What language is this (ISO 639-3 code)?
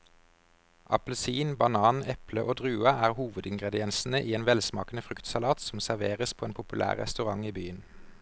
nor